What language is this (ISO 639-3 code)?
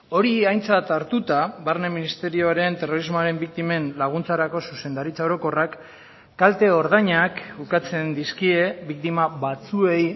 eus